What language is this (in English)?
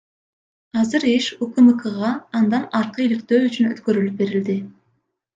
Kyrgyz